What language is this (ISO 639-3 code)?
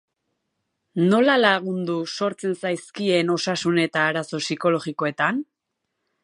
eus